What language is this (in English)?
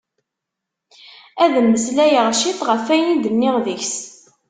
Kabyle